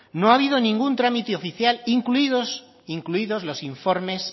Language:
Spanish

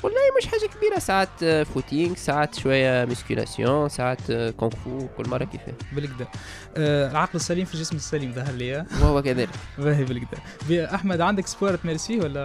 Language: Arabic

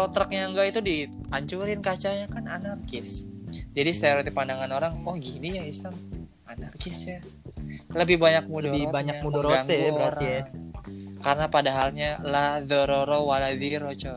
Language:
Indonesian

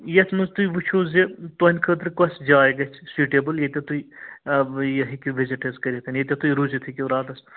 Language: Kashmiri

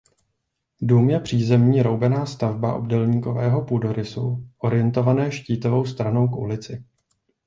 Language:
Czech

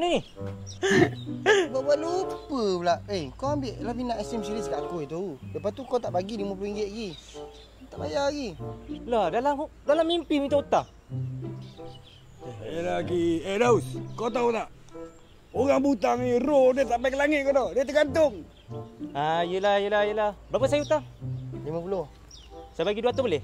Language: Malay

